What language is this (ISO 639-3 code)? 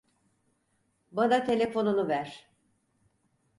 tur